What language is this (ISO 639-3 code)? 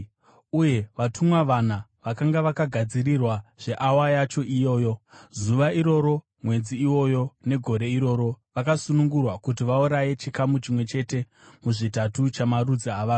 sna